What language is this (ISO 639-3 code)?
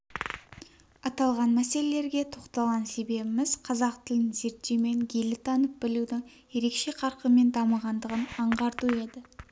kaz